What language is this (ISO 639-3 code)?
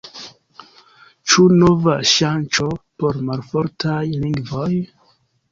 epo